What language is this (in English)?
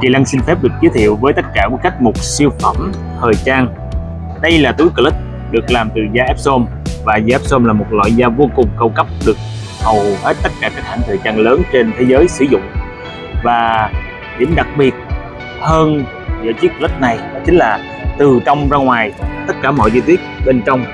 Vietnamese